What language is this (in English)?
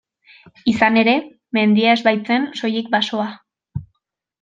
Basque